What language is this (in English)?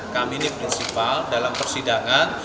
Indonesian